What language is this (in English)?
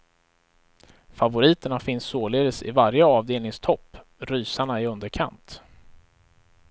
Swedish